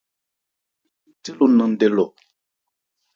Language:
Ebrié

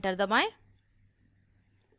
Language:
Hindi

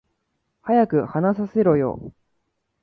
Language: Japanese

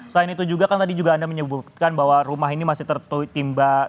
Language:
Indonesian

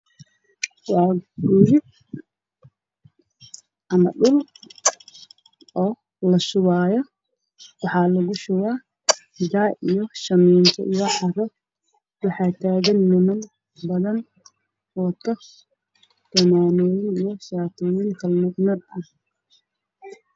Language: Somali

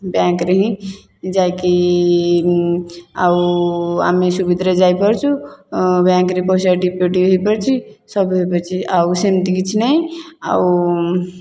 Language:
Odia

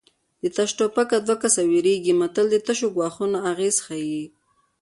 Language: Pashto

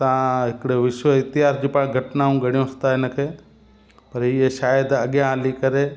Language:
Sindhi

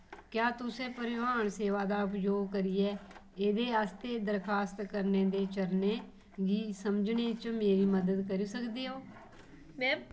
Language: Dogri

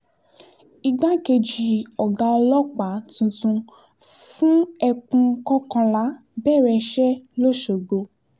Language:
Yoruba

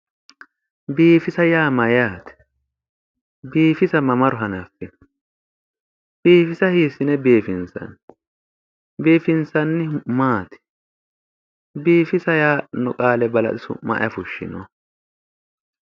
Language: Sidamo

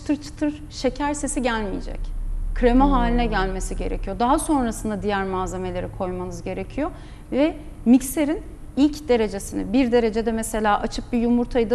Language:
Turkish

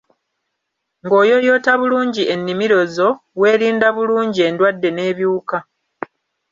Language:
Ganda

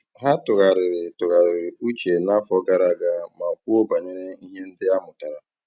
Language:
Igbo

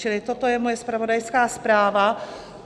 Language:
Czech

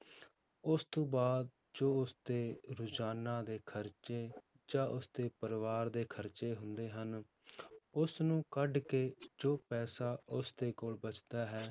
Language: Punjabi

